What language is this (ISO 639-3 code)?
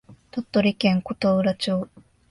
jpn